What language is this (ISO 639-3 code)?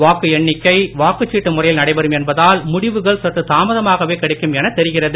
tam